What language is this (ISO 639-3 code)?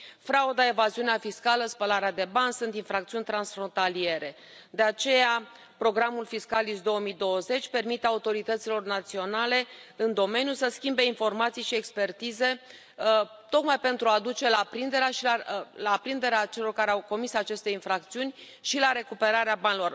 ron